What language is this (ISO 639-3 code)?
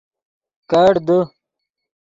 ydg